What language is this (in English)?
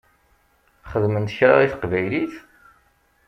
Kabyle